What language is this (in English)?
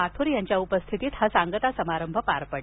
Marathi